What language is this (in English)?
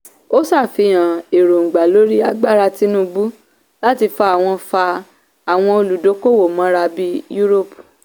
Yoruba